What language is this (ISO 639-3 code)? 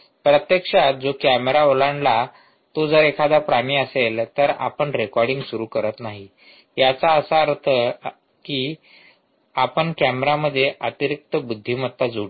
mar